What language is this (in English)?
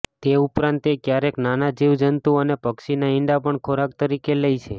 Gujarati